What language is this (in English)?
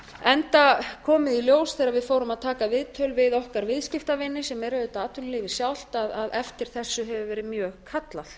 Icelandic